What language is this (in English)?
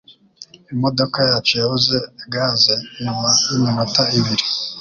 Kinyarwanda